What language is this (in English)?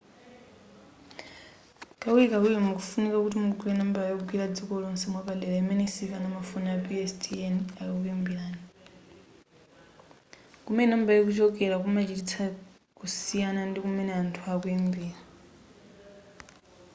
Nyanja